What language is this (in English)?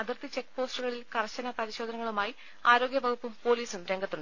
Malayalam